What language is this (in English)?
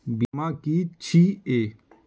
Maithili